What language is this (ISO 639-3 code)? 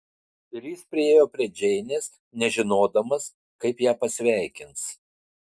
lit